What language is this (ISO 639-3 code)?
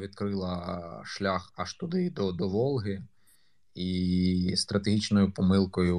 ukr